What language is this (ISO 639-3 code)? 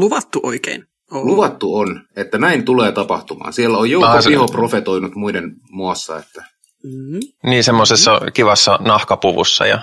fin